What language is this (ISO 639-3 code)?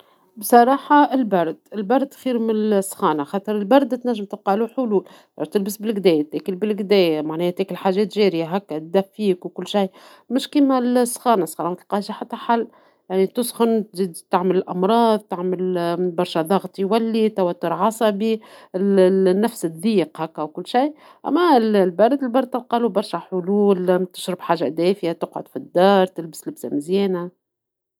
aeb